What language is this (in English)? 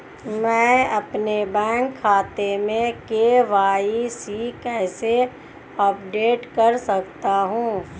Hindi